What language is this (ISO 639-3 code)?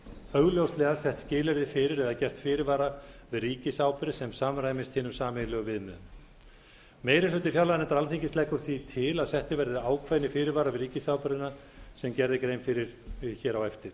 isl